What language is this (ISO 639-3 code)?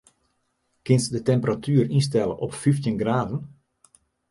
fry